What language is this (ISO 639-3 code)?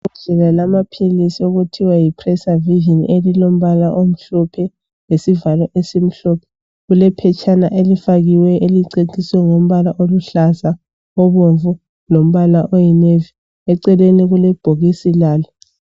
nde